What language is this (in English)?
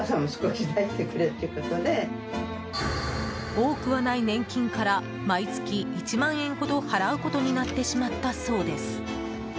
Japanese